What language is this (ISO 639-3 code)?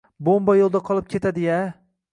uzb